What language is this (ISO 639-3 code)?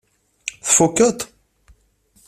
kab